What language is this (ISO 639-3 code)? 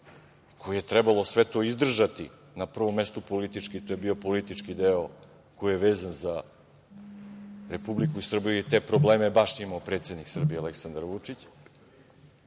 srp